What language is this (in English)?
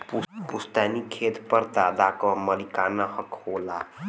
Bhojpuri